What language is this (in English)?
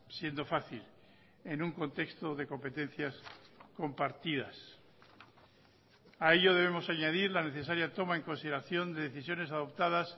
Spanish